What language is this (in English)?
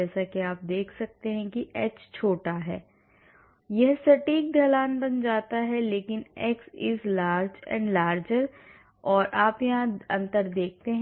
Hindi